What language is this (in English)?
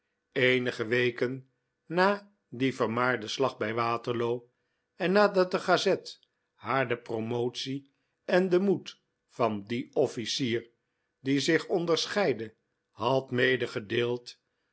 Dutch